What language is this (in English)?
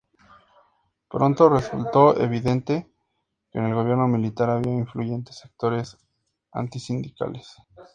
Spanish